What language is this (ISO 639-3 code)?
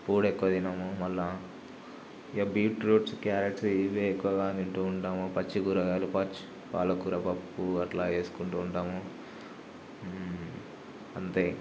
tel